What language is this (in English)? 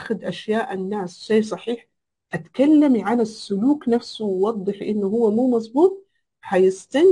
Arabic